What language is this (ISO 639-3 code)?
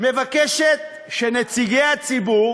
heb